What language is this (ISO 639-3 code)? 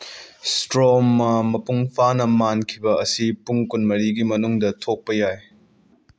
mni